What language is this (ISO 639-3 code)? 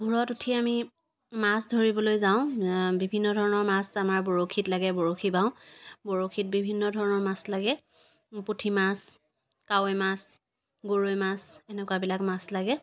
asm